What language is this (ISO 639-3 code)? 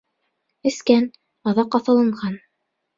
bak